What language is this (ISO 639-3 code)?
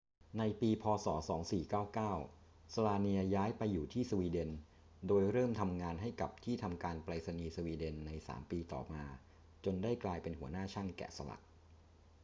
tha